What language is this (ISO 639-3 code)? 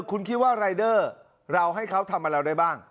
tha